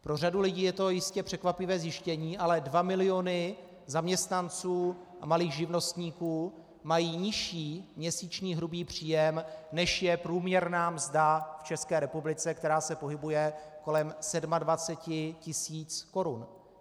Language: Czech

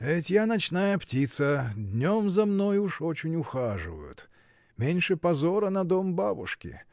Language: Russian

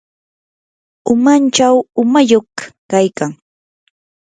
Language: Yanahuanca Pasco Quechua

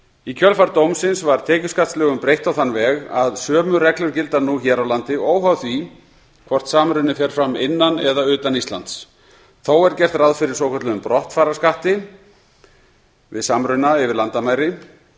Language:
Icelandic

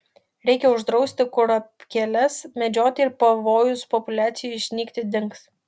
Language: Lithuanian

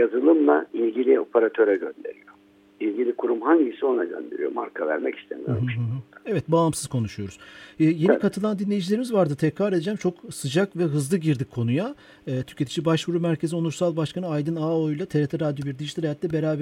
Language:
Turkish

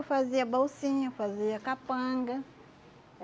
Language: Portuguese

